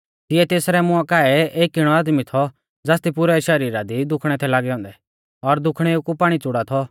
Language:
Mahasu Pahari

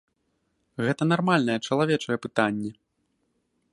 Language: Belarusian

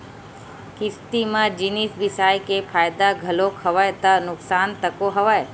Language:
Chhattisgarhi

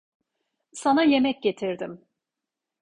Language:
Turkish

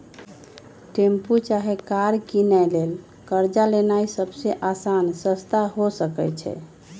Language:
Magahi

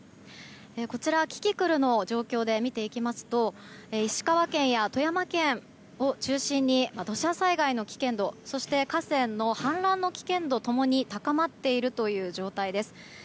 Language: Japanese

